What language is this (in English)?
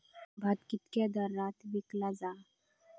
Marathi